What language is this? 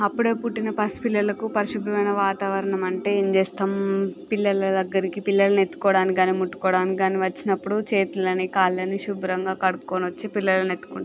Telugu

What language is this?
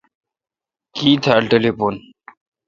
Kalkoti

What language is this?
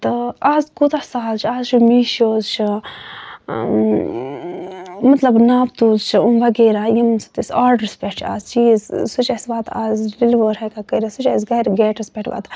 Kashmiri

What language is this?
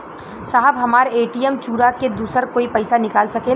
Bhojpuri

